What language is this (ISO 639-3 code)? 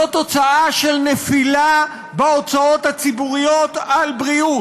heb